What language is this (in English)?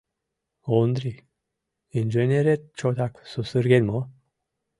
Mari